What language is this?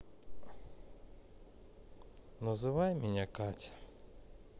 Russian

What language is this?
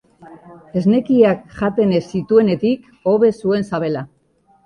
Basque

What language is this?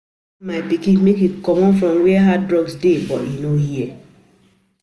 Nigerian Pidgin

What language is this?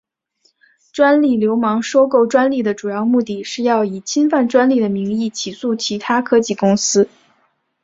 Chinese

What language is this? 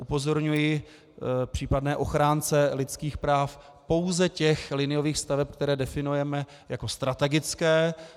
Czech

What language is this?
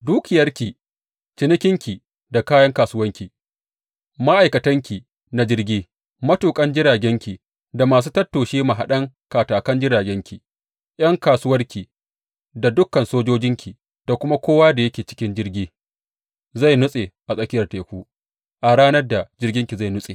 Hausa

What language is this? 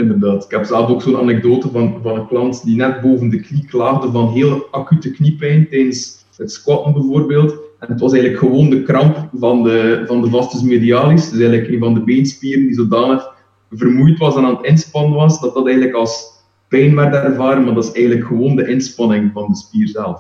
Dutch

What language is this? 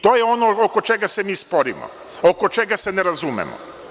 Serbian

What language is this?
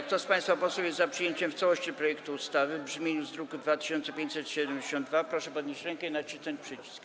Polish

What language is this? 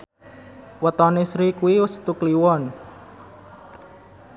Javanese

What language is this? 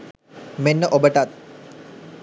Sinhala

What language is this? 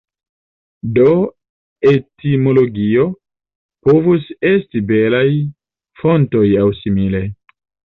Esperanto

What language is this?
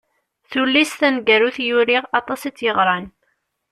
Kabyle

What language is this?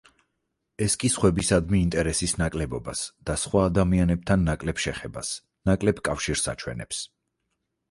Georgian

